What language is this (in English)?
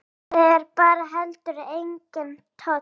Icelandic